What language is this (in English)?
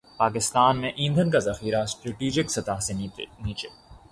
Urdu